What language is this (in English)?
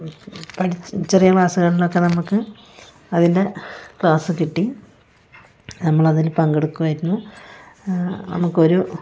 Malayalam